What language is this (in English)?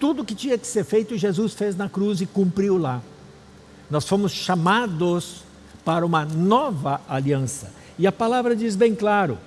Portuguese